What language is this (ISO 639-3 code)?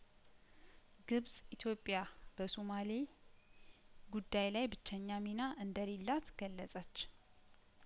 amh